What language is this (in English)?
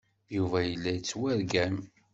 Kabyle